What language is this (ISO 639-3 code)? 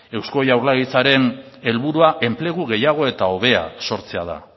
eus